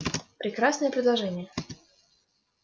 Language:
Russian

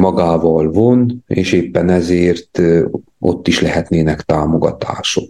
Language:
Hungarian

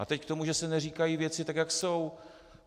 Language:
Czech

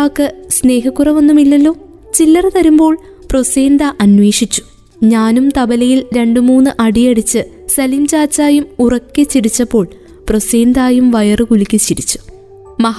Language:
Malayalam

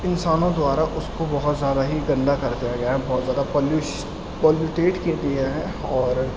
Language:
Urdu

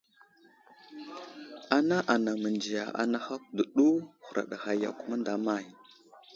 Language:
Wuzlam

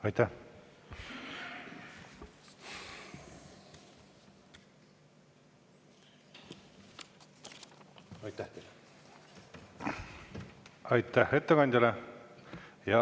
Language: Estonian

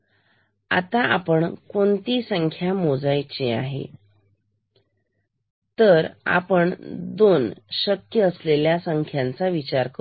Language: Marathi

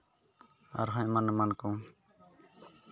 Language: Santali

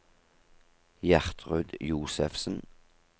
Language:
Norwegian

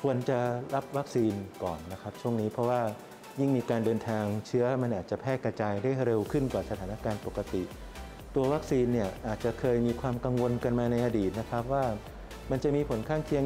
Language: Thai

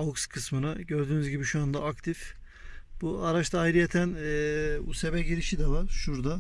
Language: Turkish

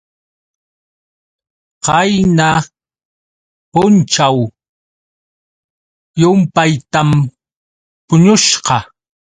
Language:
Yauyos Quechua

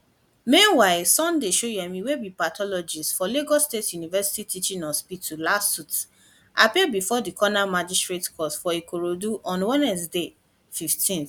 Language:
Nigerian Pidgin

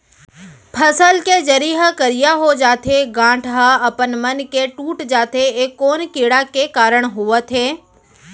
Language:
Chhattisgarhi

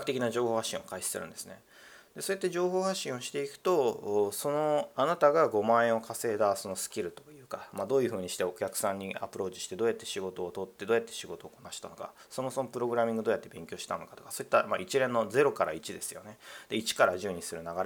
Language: Japanese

